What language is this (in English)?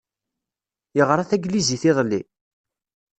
Kabyle